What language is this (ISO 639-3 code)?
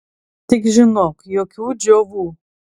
lit